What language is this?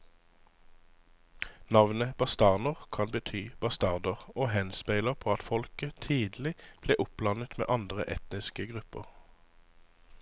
Norwegian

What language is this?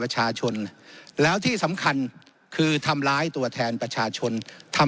Thai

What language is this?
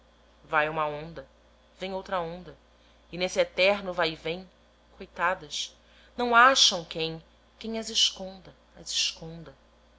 Portuguese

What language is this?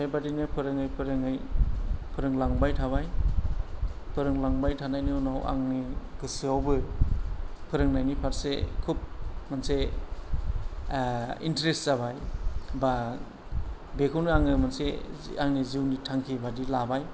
Bodo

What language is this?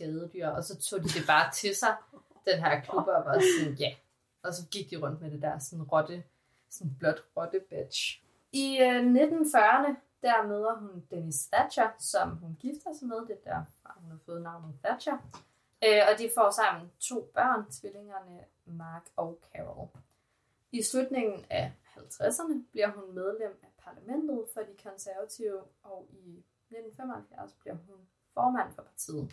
Danish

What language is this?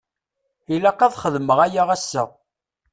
Kabyle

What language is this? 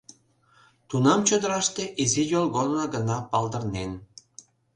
Mari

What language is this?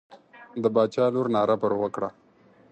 Pashto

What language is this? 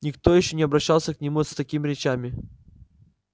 Russian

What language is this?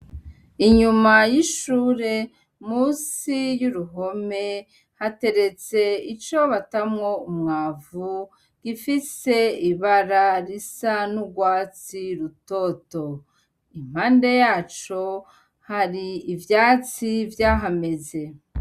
Rundi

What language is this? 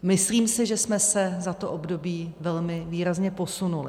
Czech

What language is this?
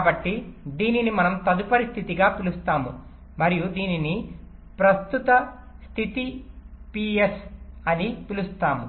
Telugu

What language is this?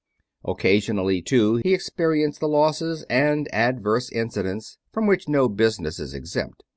English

